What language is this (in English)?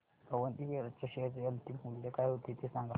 Marathi